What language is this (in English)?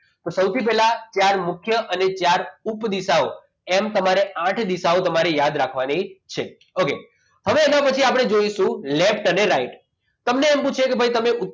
Gujarati